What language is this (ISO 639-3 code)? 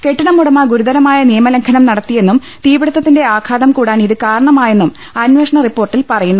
mal